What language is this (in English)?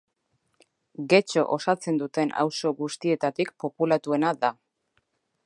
Basque